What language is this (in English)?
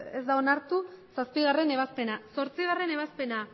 Basque